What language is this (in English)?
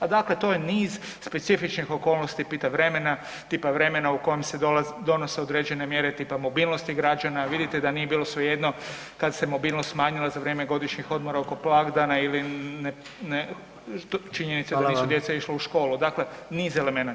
Croatian